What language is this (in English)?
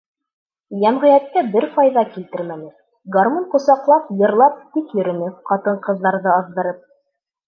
Bashkir